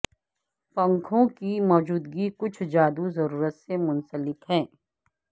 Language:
Urdu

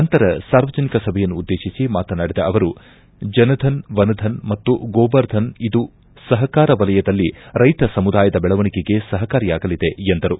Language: Kannada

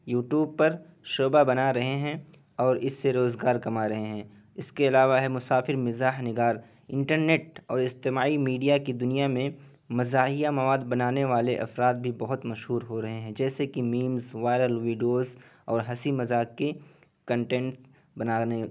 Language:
Urdu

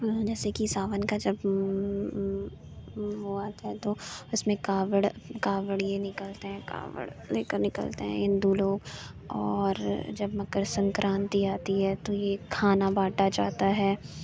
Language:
Urdu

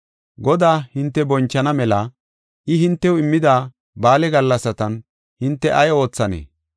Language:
Gofa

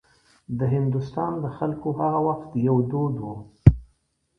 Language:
Pashto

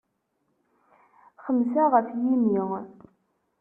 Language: Kabyle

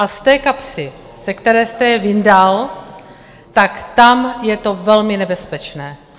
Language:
Czech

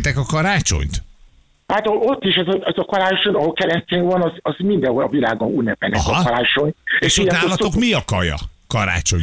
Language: Hungarian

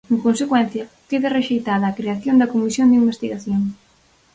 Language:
Galician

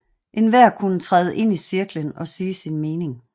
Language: Danish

